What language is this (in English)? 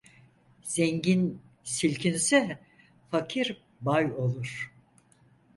Turkish